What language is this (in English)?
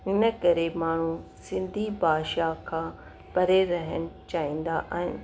Sindhi